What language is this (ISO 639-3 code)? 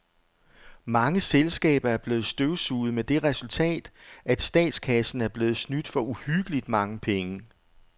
dan